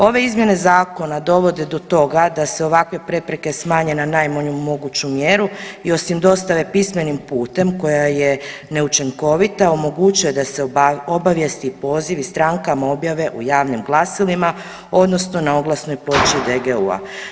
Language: Croatian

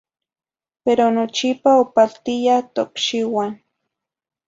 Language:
Zacatlán-Ahuacatlán-Tepetzintla Nahuatl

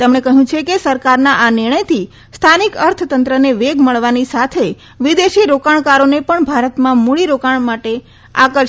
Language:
Gujarati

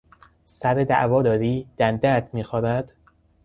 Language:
Persian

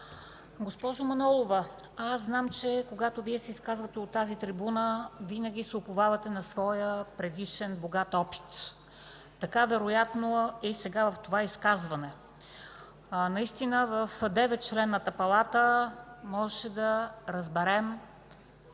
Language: Bulgarian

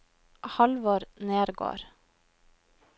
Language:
Norwegian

